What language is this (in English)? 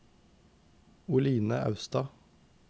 Norwegian